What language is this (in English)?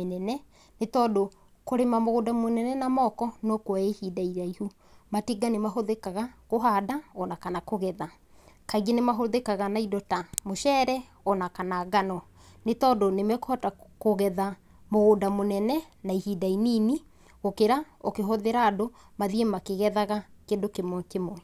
Kikuyu